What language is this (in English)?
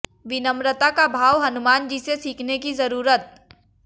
Hindi